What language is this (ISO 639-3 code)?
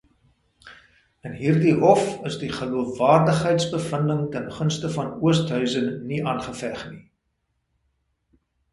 afr